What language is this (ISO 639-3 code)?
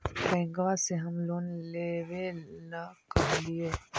mag